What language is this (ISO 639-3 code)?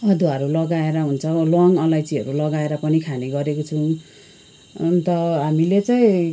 nep